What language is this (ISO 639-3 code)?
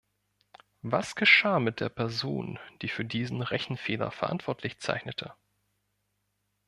deu